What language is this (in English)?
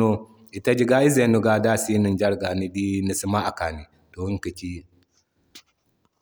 Zarma